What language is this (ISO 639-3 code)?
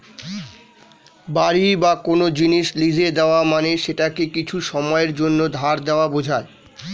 ben